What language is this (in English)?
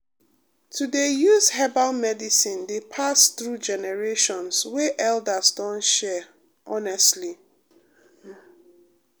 Nigerian Pidgin